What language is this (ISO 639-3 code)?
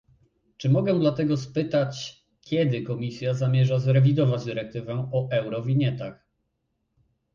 pol